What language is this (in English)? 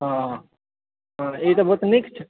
Maithili